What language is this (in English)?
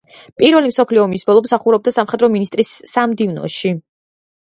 Georgian